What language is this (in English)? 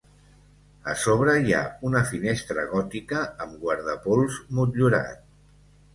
Catalan